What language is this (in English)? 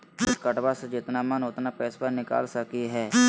Magahi